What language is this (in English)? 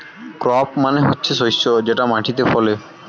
Bangla